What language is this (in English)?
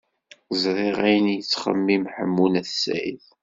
Kabyle